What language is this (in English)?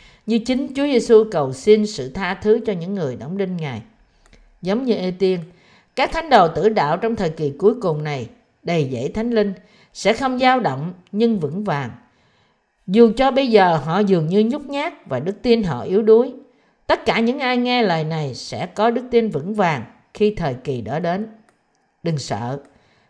Vietnamese